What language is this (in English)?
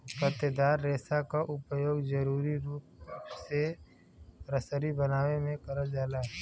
Bhojpuri